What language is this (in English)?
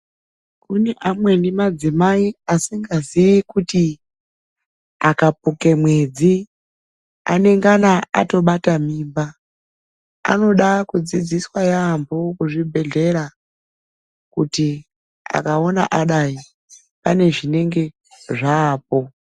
Ndau